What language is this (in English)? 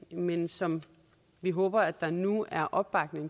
Danish